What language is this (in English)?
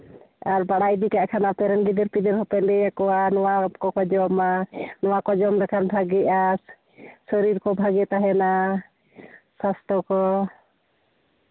Santali